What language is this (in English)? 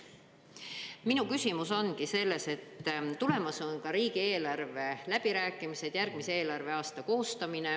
Estonian